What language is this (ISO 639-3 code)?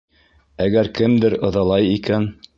bak